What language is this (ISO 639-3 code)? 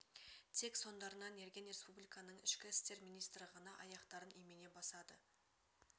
kaz